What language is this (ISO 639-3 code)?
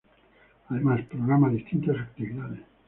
spa